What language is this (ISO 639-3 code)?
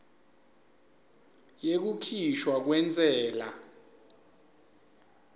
ssw